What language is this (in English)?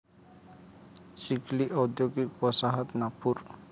Marathi